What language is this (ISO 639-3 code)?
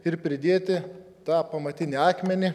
lit